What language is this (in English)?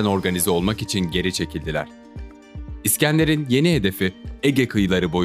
Turkish